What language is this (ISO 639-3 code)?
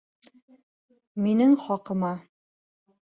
bak